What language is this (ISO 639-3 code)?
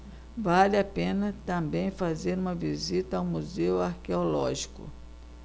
por